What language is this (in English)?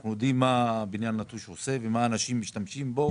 Hebrew